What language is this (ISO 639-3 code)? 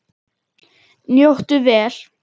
isl